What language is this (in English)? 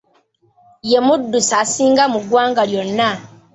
Ganda